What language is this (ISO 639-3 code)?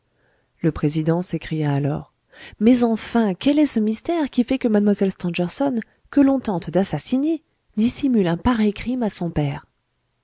fra